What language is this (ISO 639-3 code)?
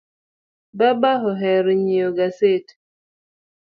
luo